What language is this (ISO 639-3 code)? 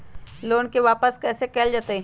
mag